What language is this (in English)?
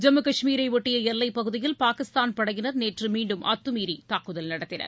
Tamil